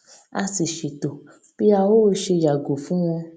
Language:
Yoruba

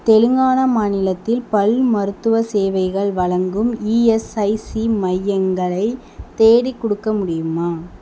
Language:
Tamil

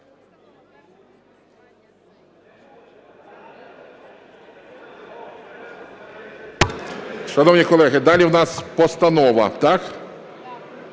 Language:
Ukrainian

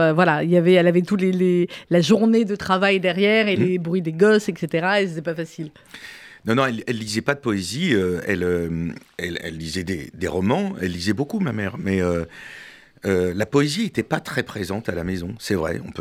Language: French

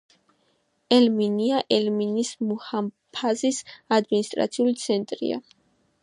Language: Georgian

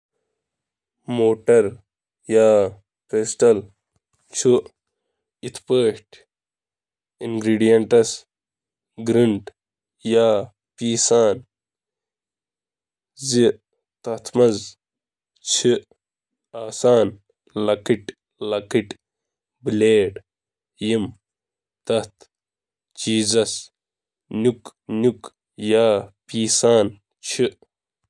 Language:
Kashmiri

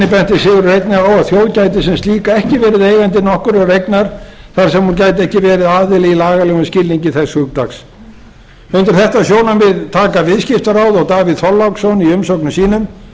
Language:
Icelandic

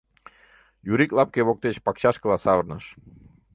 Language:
Mari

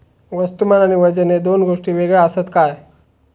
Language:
Marathi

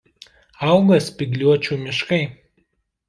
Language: Lithuanian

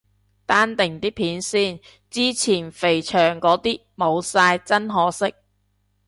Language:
Cantonese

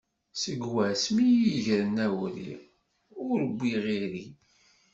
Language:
Kabyle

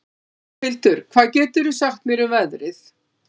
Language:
Icelandic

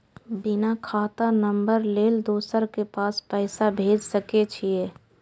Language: Maithili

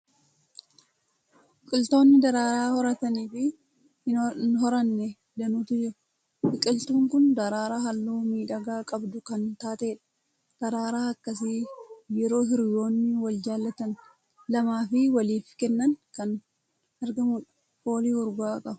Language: Oromo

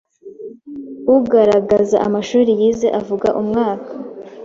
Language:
Kinyarwanda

